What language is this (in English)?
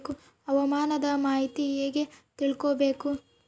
Kannada